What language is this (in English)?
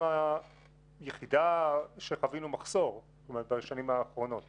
Hebrew